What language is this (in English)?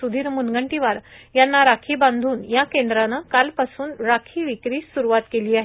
Marathi